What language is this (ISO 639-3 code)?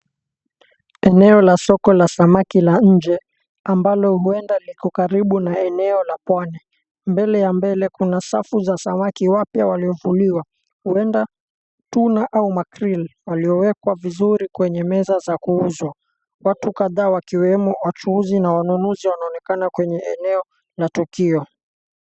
swa